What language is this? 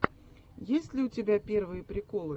Russian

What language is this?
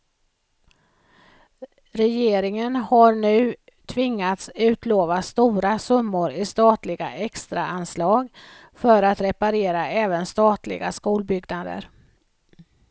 Swedish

